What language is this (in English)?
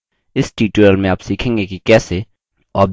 Hindi